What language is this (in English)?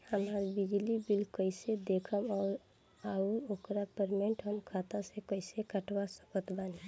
Bhojpuri